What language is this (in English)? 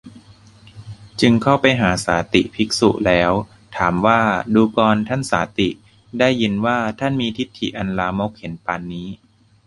Thai